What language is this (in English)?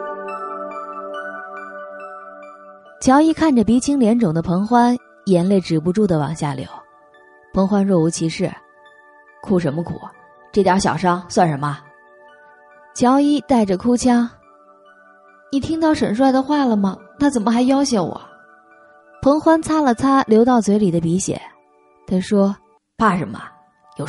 Chinese